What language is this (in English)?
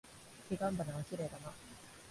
Japanese